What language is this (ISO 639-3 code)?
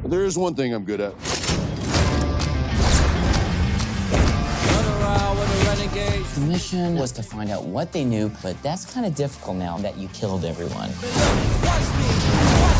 eng